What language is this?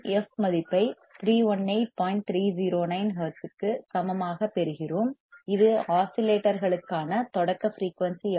Tamil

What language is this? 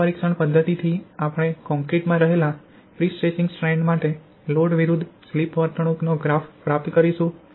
Gujarati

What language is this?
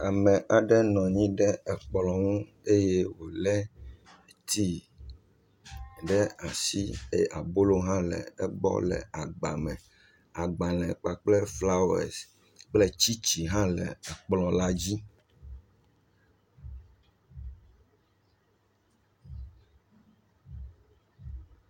Ewe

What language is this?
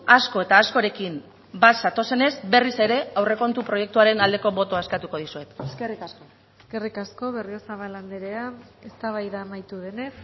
Basque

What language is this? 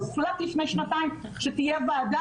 Hebrew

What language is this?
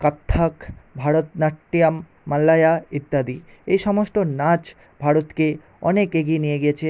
Bangla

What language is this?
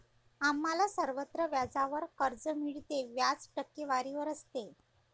Marathi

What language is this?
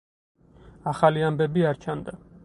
Georgian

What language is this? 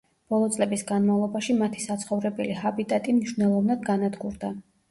Georgian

